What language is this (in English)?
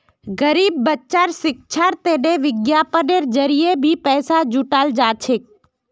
Magahi